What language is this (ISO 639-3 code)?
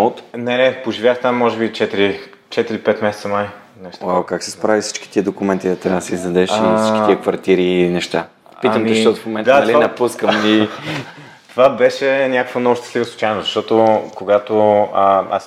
bul